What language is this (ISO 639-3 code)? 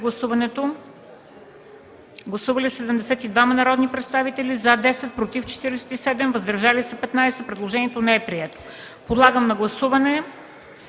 bul